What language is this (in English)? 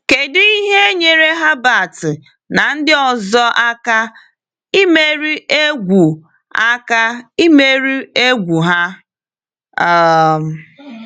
Igbo